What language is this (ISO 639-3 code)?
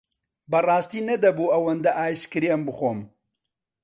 ckb